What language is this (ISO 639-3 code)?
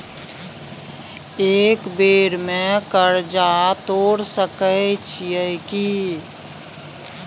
mai